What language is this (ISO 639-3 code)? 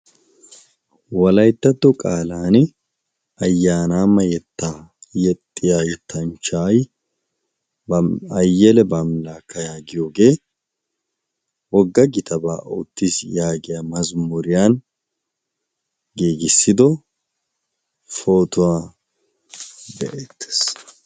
wal